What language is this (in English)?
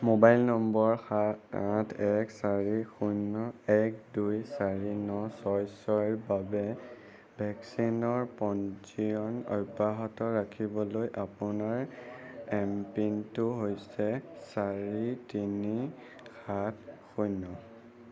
Assamese